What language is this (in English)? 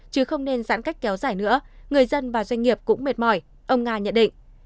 Vietnamese